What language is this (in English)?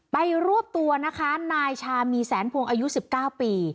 Thai